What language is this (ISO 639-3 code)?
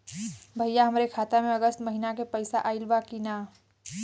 bho